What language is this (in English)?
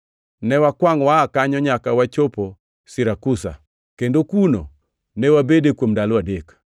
Luo (Kenya and Tanzania)